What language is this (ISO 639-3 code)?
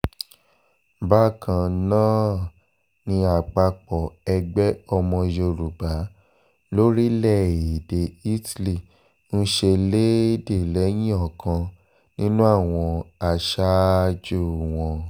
yor